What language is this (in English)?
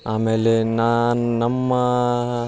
Kannada